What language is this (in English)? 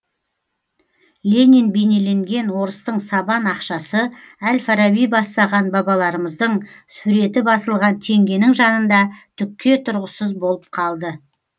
Kazakh